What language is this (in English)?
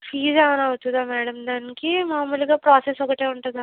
Telugu